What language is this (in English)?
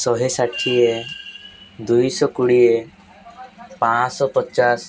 Odia